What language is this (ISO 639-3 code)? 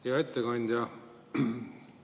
est